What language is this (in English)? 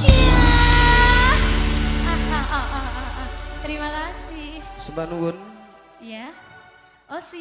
Indonesian